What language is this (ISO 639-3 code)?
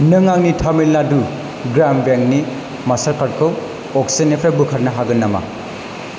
brx